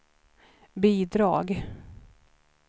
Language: Swedish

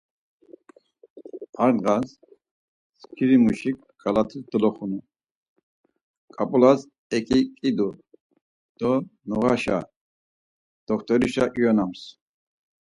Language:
Laz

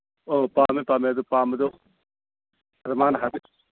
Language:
Manipuri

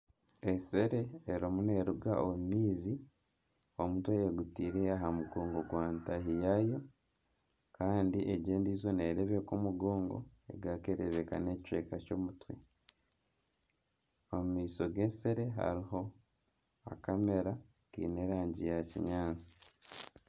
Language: Nyankole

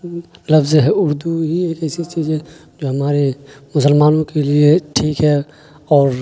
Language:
Urdu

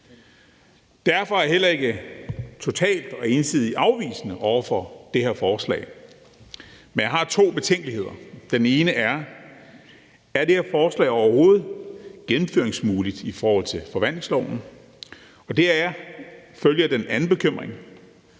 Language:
Danish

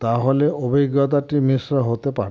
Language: Bangla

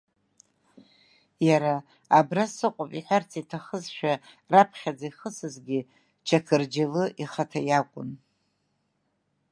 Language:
Abkhazian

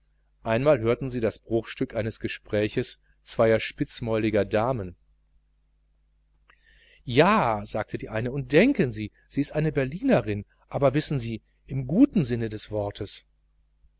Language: German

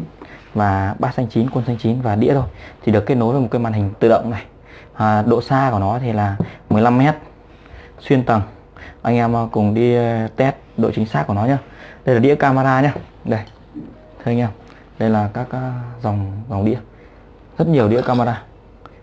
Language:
Vietnamese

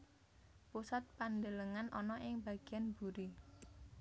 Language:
Javanese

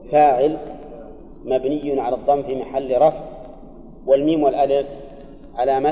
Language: Arabic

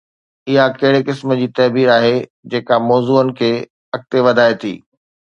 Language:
Sindhi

